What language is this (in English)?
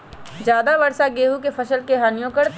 Magahi